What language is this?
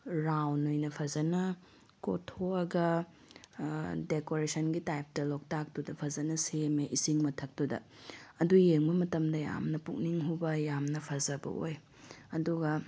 Manipuri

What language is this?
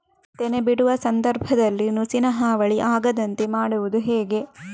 Kannada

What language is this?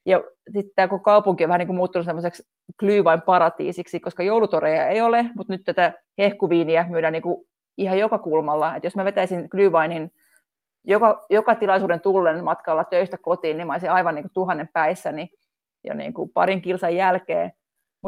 Finnish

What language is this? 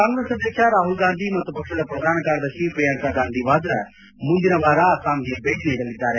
Kannada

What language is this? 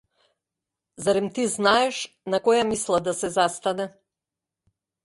Macedonian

